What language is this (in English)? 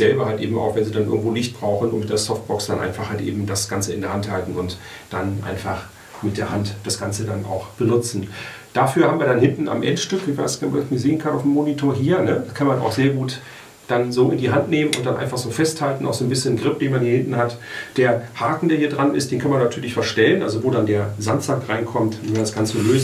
German